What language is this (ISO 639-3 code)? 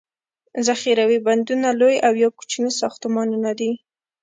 pus